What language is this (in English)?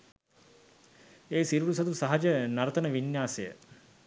Sinhala